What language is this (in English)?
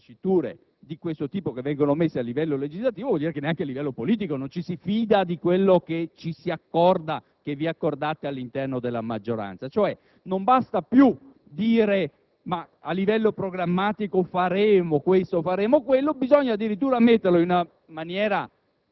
Italian